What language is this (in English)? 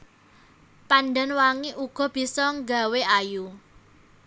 Javanese